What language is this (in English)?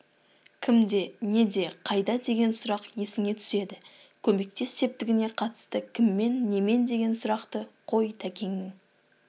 Kazakh